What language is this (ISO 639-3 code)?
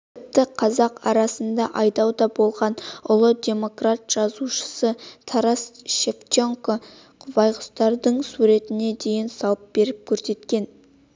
kaz